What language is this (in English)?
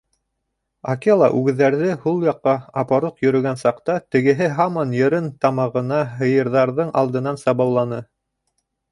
Bashkir